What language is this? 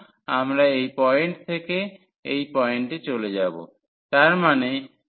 Bangla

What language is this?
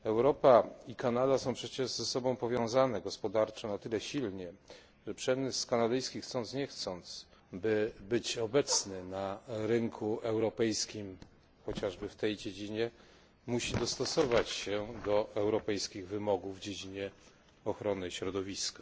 Polish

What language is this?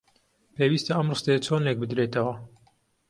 Central Kurdish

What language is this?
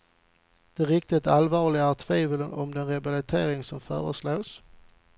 Swedish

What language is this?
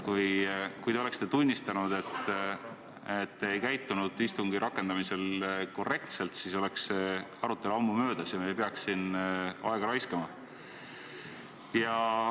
Estonian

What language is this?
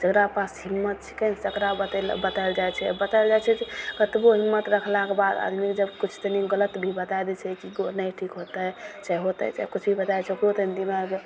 Maithili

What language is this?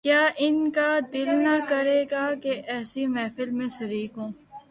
Urdu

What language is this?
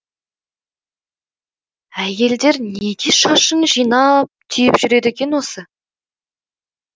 Kazakh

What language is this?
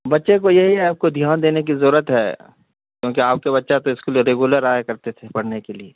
Urdu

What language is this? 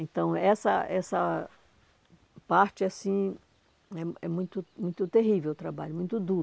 Portuguese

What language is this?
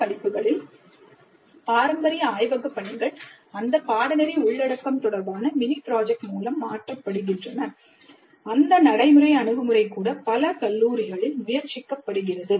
Tamil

